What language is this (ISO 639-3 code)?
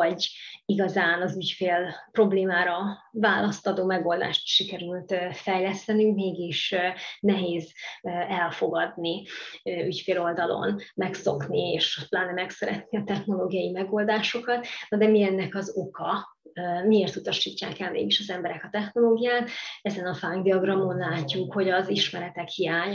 hun